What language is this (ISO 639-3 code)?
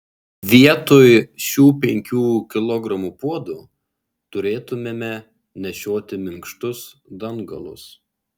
lit